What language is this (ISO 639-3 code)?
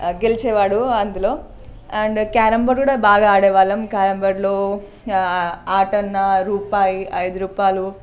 tel